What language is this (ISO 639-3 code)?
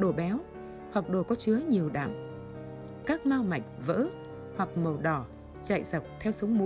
vie